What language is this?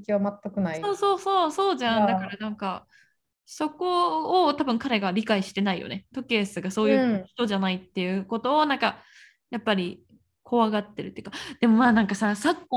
Japanese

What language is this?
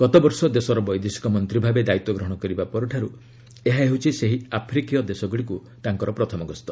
Odia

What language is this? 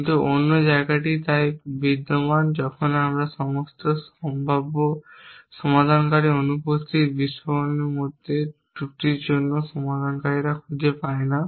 Bangla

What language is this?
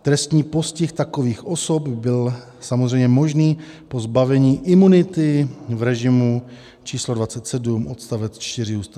Czech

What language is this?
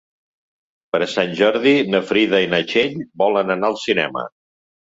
Catalan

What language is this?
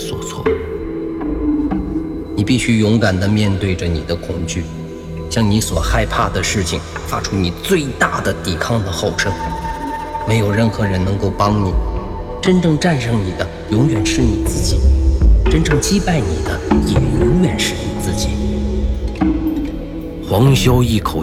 Chinese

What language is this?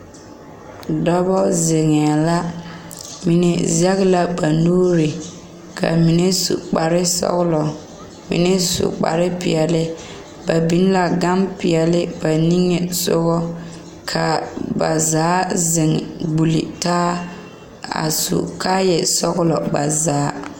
Southern Dagaare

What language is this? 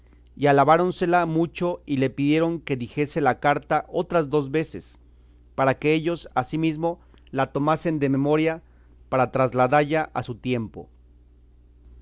Spanish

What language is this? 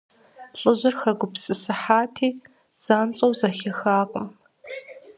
Kabardian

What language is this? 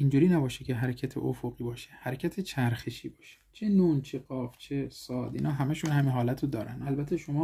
Persian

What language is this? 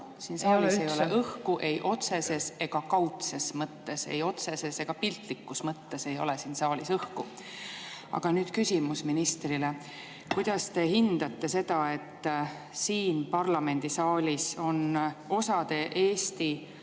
Estonian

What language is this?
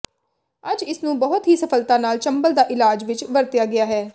Punjabi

